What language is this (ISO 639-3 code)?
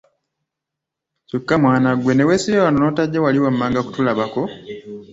lug